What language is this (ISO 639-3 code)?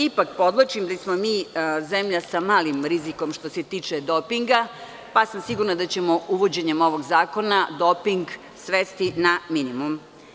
srp